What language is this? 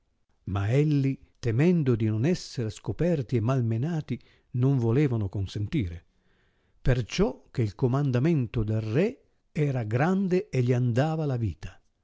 Italian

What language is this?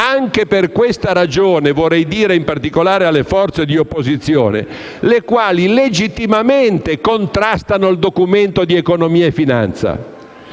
Italian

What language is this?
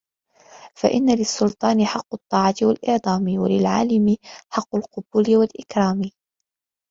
Arabic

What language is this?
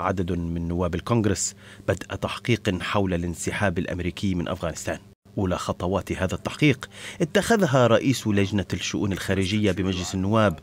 Arabic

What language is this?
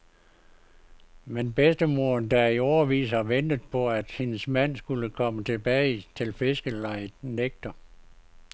Danish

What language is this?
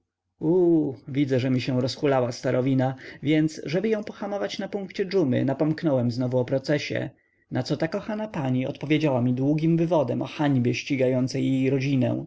Polish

